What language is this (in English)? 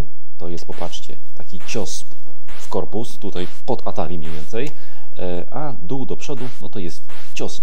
Polish